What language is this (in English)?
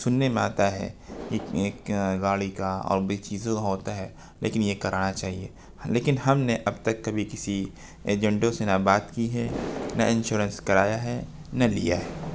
Urdu